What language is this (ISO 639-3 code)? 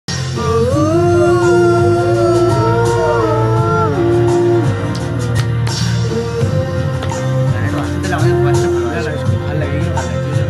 hin